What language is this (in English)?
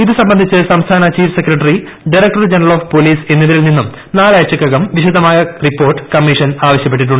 Malayalam